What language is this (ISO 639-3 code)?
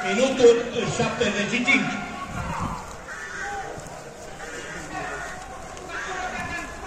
ron